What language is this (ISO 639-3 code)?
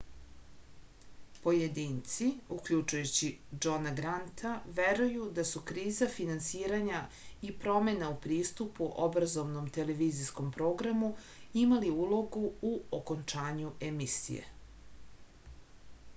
srp